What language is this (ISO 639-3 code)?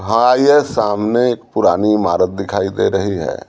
hin